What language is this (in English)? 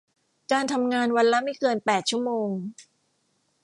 Thai